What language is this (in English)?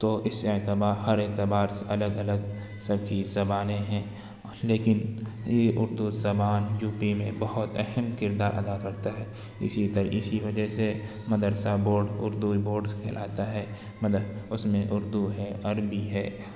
Urdu